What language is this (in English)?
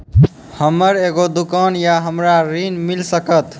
Maithili